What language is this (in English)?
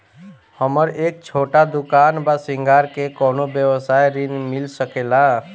Bhojpuri